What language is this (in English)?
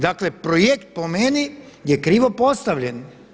Croatian